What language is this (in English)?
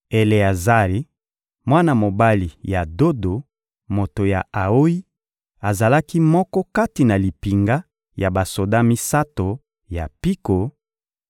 Lingala